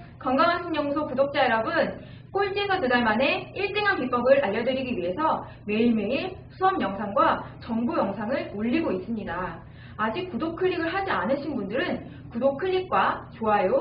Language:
Korean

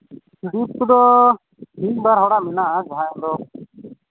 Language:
Santali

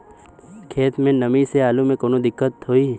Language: Bhojpuri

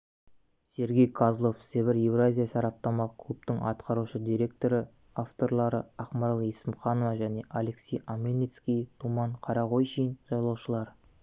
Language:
Kazakh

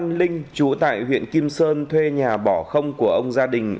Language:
Vietnamese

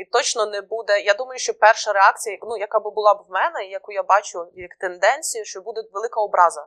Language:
Ukrainian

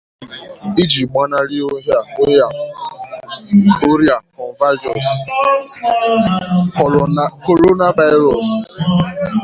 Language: Igbo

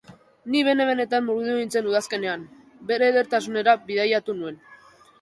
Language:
Basque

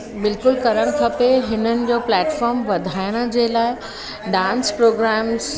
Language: Sindhi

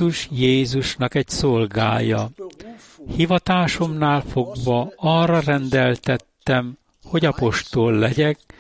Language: Hungarian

